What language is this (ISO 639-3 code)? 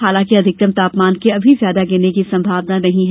hin